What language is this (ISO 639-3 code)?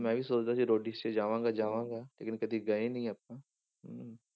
pan